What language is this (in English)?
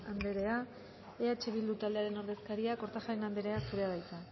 Basque